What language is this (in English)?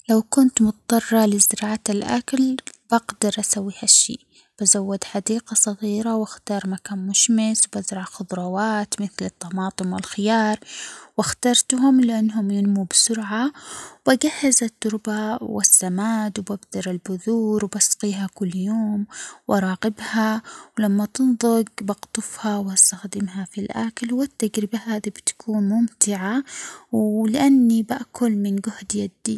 Omani Arabic